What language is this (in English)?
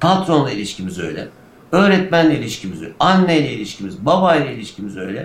Turkish